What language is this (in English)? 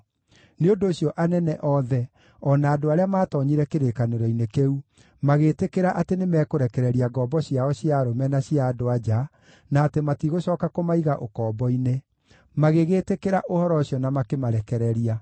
Kikuyu